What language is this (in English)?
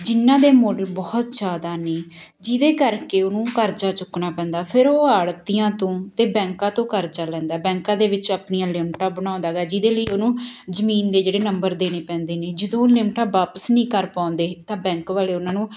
Punjabi